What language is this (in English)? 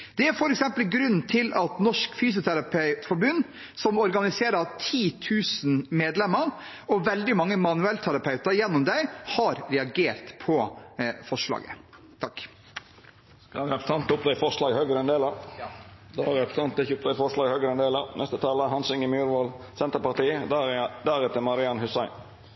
Norwegian